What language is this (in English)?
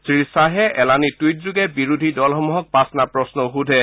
Assamese